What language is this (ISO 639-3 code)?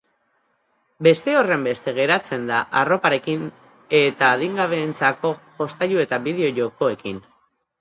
eus